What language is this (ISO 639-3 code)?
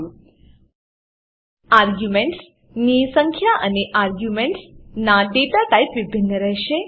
guj